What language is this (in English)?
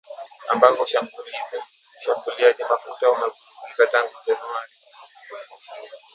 Swahili